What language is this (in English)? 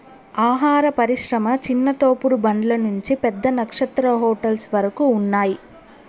Telugu